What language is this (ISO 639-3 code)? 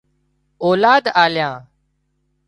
kxp